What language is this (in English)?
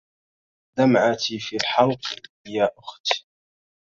Arabic